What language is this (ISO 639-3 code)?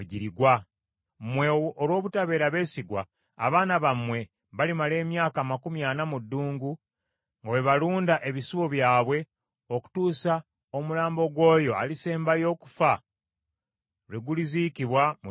lug